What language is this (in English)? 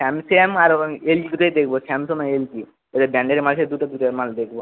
Bangla